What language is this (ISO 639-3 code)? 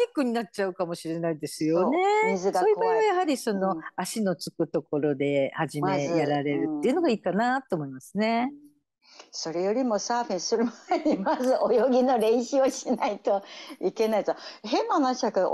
jpn